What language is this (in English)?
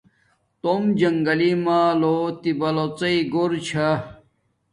Domaaki